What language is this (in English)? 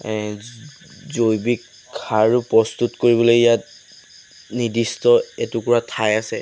Assamese